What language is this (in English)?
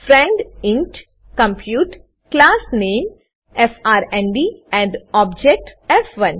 Gujarati